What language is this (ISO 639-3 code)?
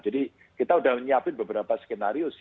ind